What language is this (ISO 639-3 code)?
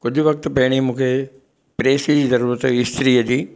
snd